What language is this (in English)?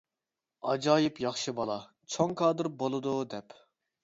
Uyghur